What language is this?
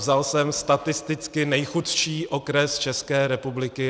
Czech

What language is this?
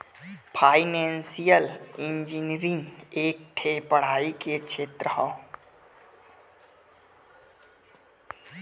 Bhojpuri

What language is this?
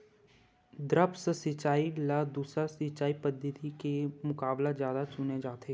Chhattisgarhi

